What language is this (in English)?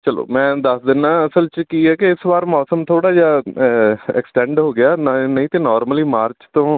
Punjabi